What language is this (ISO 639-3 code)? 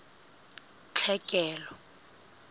sot